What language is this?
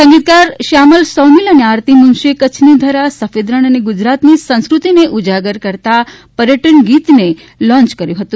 Gujarati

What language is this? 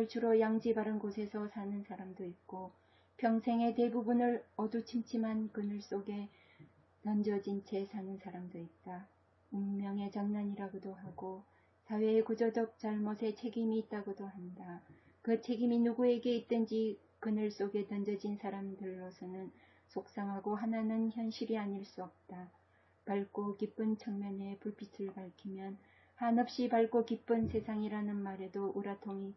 Korean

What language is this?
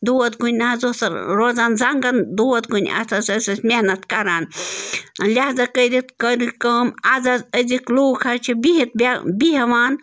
Kashmiri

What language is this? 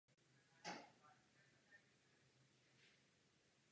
Czech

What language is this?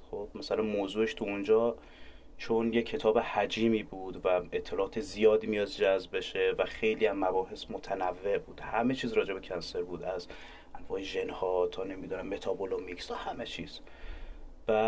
Persian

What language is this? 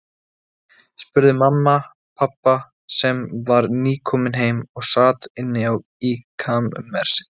Icelandic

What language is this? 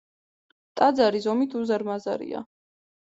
Georgian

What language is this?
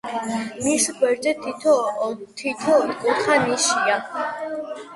Georgian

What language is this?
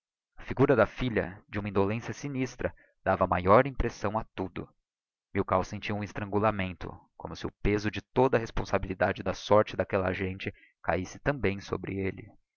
Portuguese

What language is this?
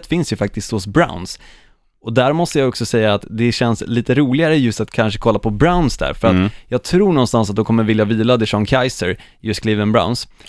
Swedish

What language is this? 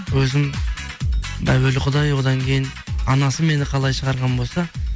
Kazakh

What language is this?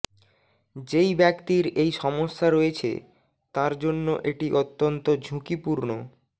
Bangla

